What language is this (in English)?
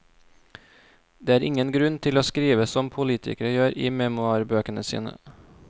Norwegian